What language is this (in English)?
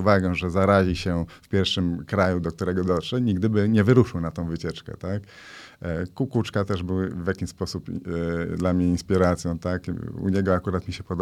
Polish